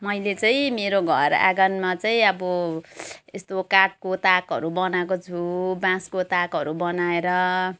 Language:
Nepali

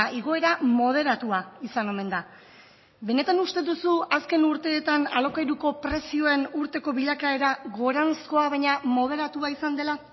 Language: Basque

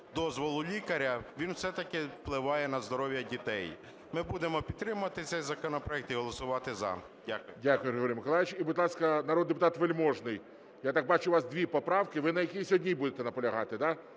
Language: Ukrainian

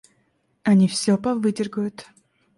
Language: Russian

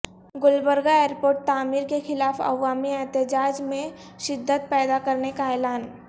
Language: Urdu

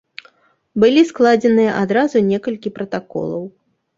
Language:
Belarusian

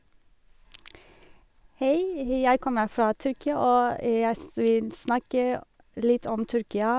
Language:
Norwegian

